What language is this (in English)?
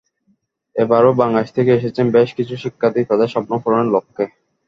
Bangla